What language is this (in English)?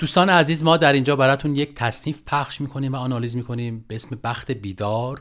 Persian